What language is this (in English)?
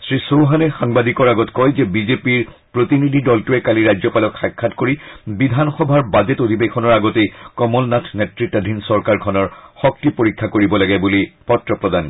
Assamese